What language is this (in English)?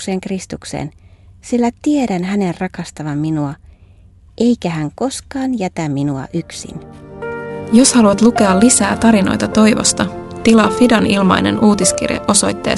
Finnish